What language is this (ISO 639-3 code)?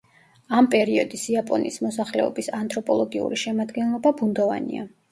kat